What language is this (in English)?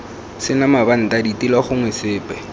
Tswana